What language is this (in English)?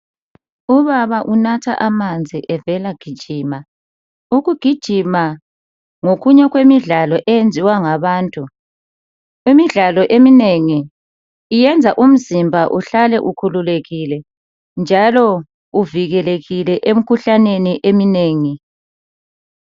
North Ndebele